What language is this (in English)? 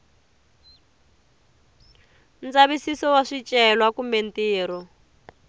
Tsonga